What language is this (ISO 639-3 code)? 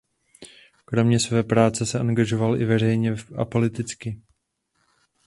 ces